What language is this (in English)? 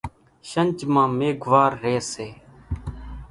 Kachi Koli